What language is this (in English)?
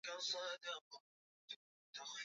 Swahili